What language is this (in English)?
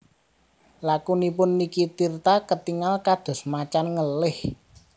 Javanese